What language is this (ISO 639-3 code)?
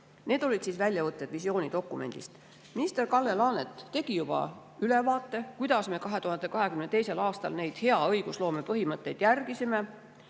est